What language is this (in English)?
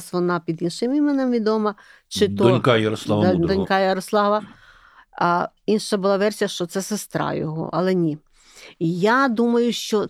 Ukrainian